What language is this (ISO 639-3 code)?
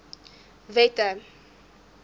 afr